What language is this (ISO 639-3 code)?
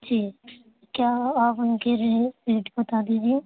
urd